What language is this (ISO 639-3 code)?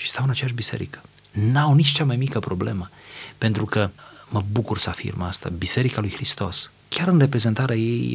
ron